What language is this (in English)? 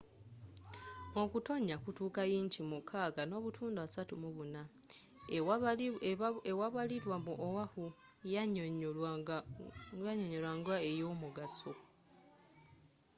Ganda